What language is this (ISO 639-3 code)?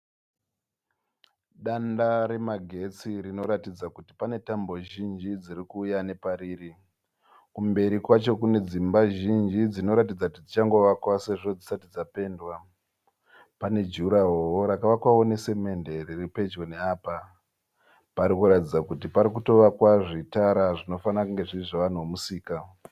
sna